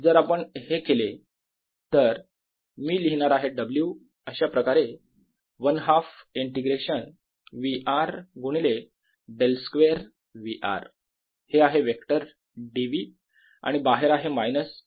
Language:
Marathi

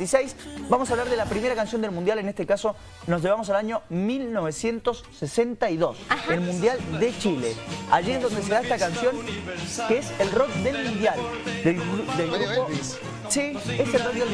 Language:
Spanish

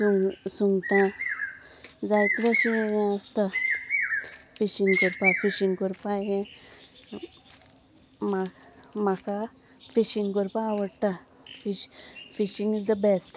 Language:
Konkani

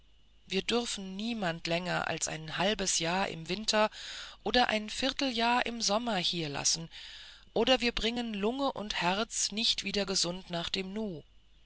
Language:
German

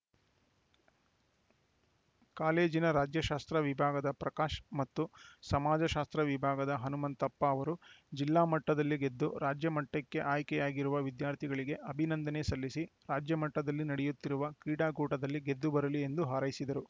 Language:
Kannada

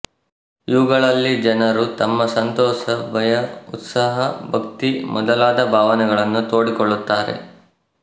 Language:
Kannada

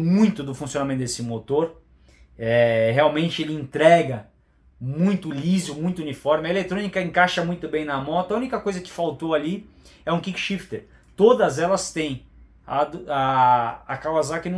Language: Portuguese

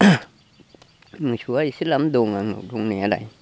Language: Bodo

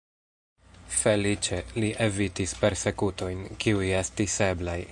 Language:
Esperanto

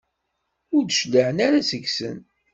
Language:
Kabyle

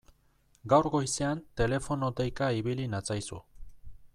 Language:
Basque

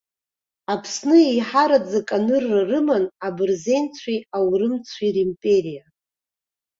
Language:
Abkhazian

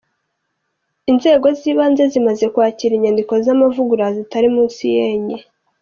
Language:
Kinyarwanda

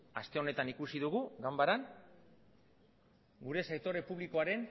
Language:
Basque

